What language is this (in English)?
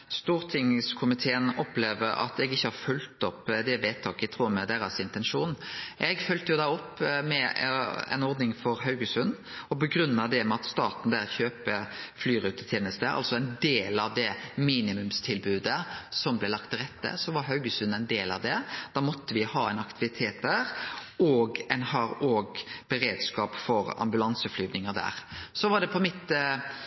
Norwegian Nynorsk